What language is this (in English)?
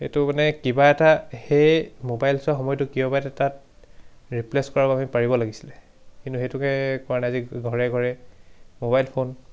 Assamese